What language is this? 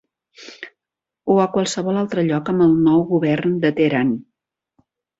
Catalan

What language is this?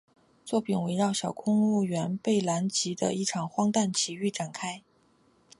Chinese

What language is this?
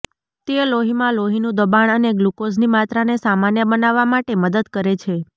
Gujarati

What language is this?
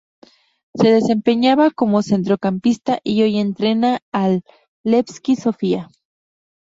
Spanish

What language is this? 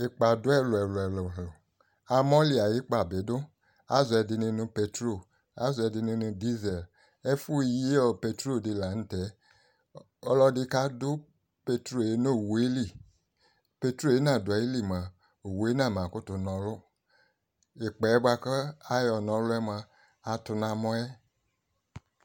Ikposo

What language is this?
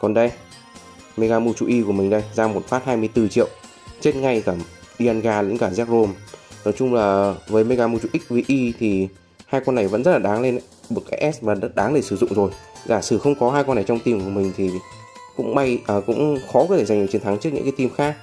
Vietnamese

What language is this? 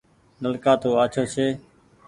Goaria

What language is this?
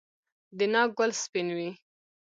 Pashto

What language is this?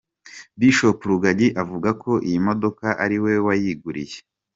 Kinyarwanda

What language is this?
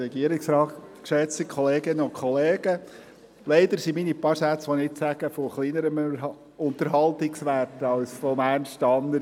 Swiss German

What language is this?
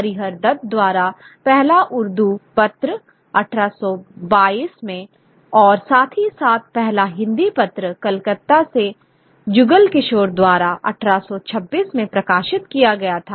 Hindi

